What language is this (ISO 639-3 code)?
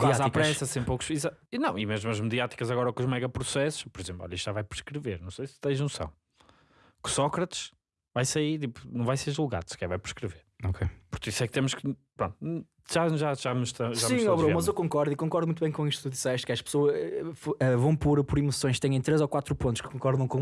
por